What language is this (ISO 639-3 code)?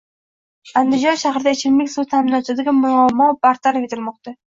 uzb